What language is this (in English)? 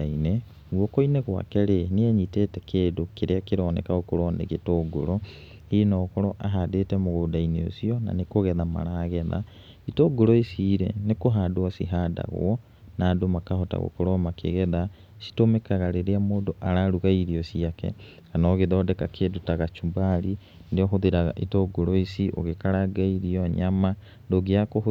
Kikuyu